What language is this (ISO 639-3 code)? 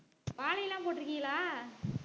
tam